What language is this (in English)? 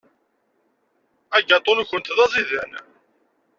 Kabyle